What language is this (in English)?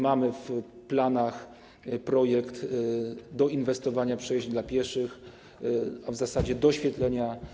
Polish